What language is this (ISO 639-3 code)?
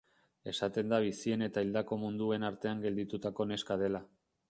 eus